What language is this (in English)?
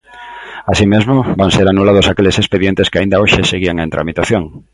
Galician